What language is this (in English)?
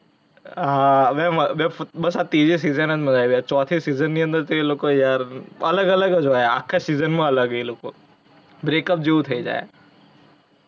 Gujarati